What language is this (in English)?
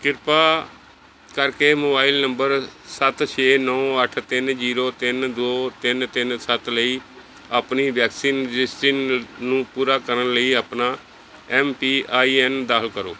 Punjabi